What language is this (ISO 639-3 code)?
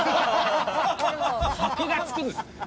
jpn